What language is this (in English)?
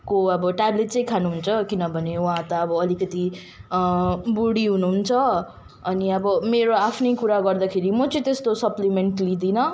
Nepali